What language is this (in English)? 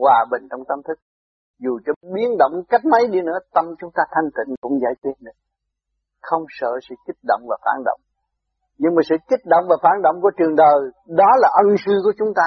Vietnamese